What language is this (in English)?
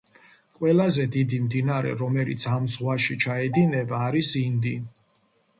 Georgian